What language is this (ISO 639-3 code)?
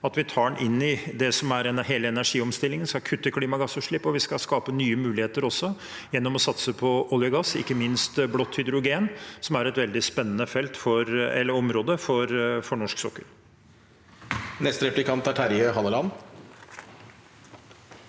nor